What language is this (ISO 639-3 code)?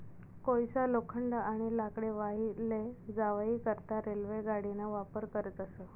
mar